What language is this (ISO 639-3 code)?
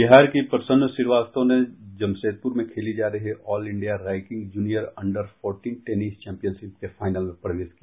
hin